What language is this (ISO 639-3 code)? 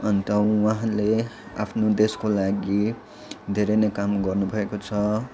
nep